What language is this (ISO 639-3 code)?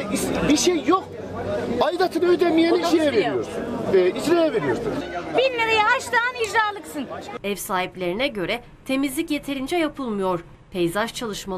tur